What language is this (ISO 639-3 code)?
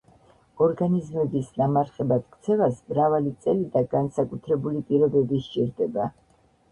kat